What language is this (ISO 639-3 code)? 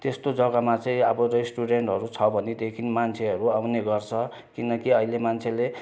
nep